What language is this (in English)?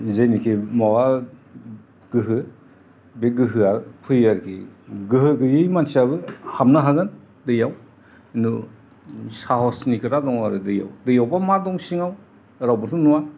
Bodo